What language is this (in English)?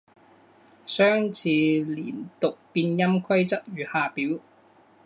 Chinese